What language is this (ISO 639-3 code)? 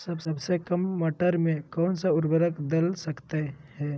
mag